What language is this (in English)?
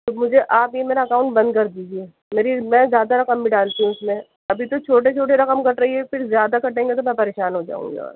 Urdu